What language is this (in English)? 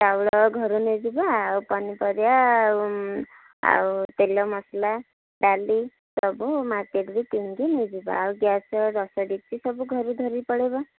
Odia